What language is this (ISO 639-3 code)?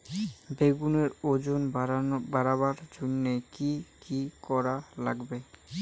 ben